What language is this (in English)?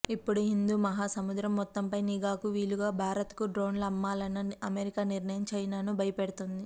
Telugu